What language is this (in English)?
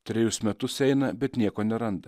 Lithuanian